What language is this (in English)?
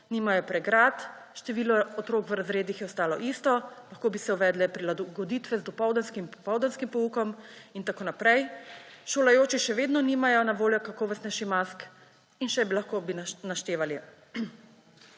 Slovenian